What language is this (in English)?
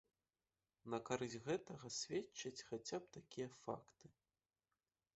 Belarusian